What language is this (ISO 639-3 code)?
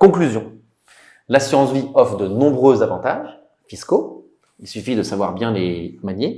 fra